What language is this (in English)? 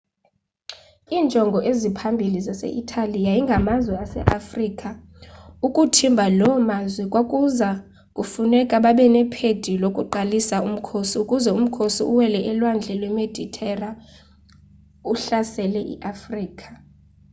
Xhosa